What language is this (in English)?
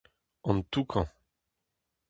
Breton